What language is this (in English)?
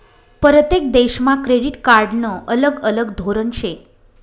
Marathi